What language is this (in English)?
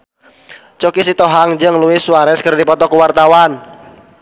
Sundanese